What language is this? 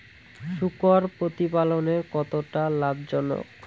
Bangla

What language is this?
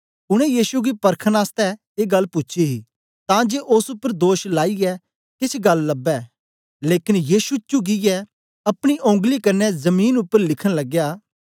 Dogri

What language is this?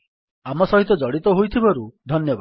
Odia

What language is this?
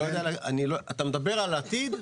Hebrew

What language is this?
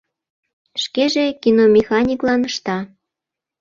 Mari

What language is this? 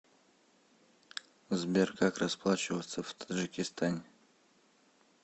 Russian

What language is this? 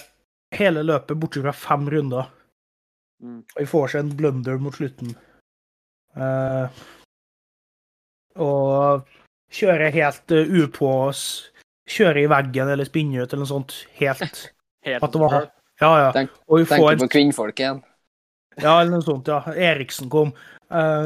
Danish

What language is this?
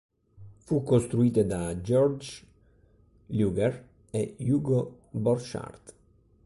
Italian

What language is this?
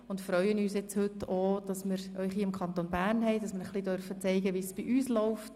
Swiss German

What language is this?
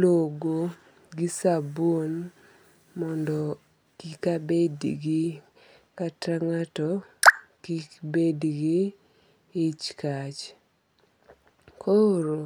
Luo (Kenya and Tanzania)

